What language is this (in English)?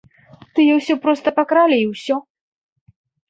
Belarusian